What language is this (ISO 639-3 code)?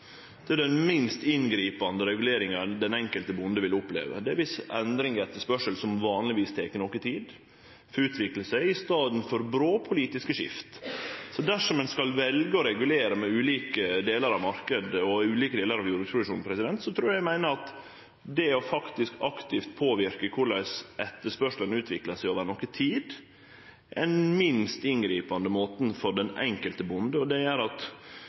nno